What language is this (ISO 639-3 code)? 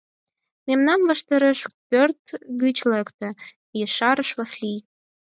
chm